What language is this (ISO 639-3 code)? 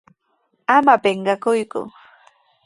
qws